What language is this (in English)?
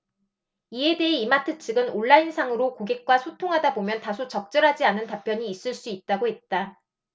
Korean